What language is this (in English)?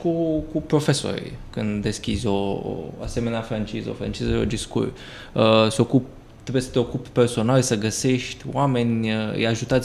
Romanian